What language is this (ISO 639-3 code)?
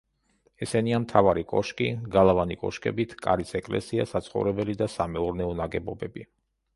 kat